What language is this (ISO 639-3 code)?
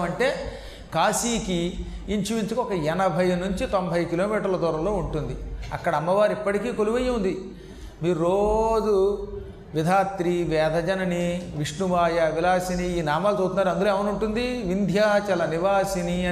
tel